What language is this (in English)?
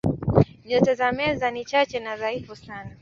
Swahili